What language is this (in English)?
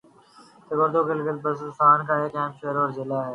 Urdu